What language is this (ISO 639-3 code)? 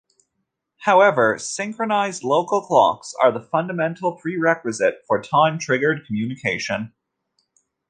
eng